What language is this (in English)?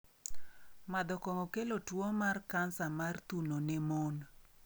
Luo (Kenya and Tanzania)